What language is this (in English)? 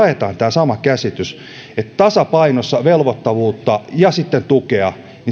Finnish